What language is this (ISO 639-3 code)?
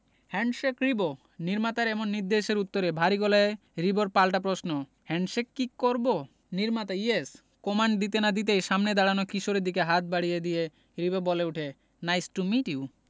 ben